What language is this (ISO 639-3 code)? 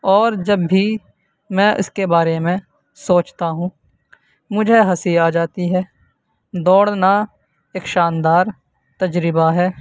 urd